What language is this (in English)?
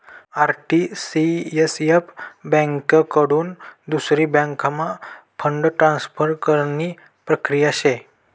Marathi